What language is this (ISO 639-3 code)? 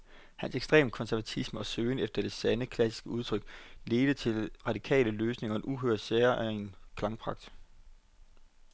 dan